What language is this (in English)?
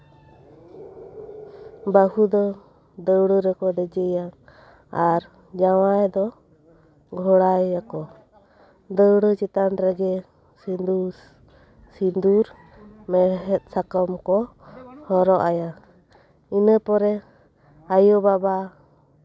Santali